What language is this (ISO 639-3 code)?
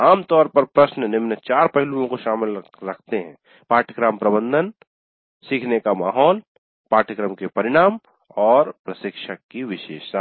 hin